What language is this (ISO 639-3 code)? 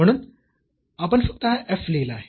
mar